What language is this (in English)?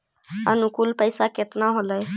Magahi